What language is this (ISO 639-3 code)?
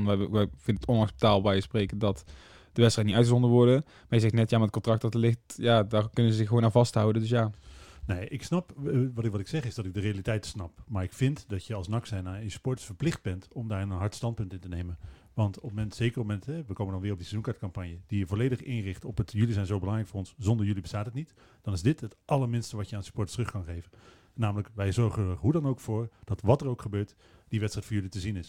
nld